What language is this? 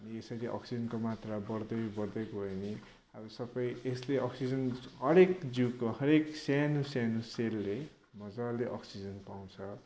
Nepali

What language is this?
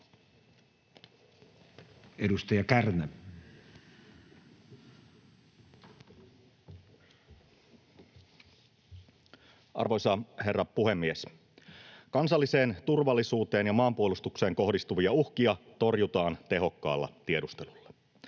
Finnish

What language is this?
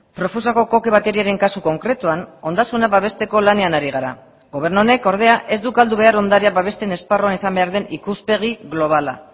Basque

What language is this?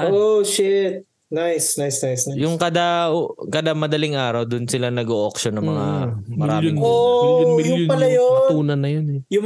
Filipino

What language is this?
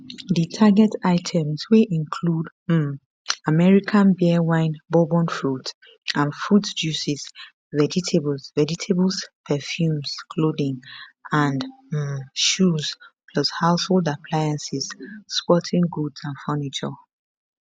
Nigerian Pidgin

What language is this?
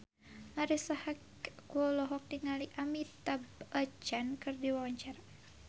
Sundanese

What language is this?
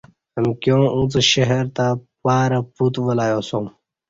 Kati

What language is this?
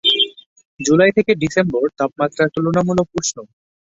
Bangla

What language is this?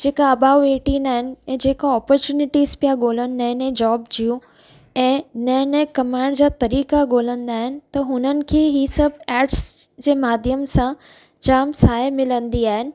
Sindhi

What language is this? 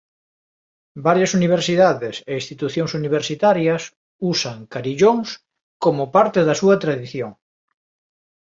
Galician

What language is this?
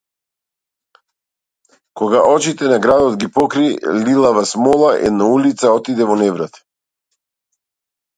Macedonian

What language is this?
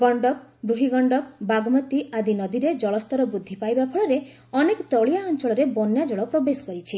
Odia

